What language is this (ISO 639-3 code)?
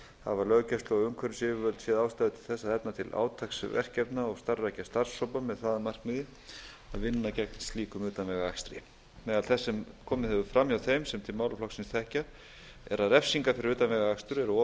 isl